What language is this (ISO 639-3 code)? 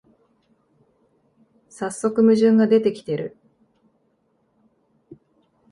jpn